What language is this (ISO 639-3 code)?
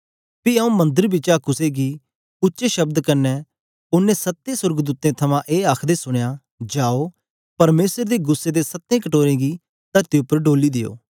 doi